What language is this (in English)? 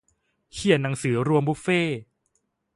Thai